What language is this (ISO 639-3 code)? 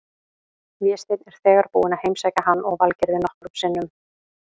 isl